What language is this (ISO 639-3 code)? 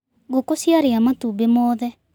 kik